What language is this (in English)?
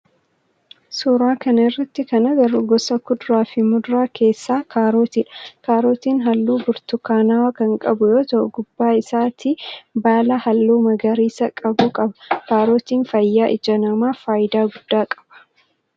Oromo